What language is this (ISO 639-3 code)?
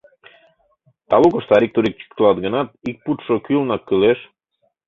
chm